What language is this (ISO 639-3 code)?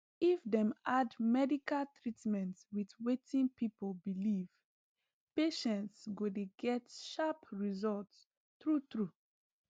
pcm